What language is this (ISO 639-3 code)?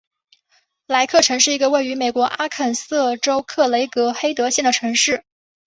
zho